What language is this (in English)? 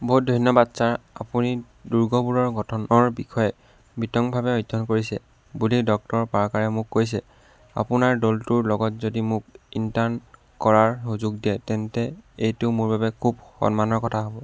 Assamese